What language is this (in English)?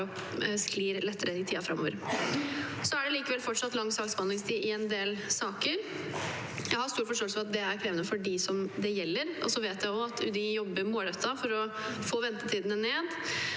Norwegian